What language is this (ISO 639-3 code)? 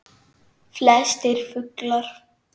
isl